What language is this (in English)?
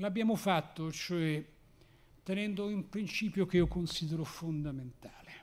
Italian